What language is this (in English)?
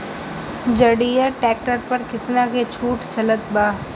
Bhojpuri